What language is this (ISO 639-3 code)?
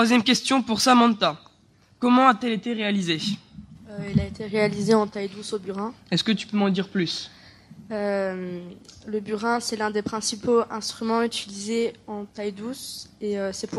fra